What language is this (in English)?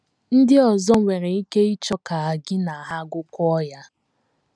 Igbo